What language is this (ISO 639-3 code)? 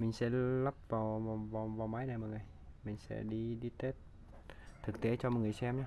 vie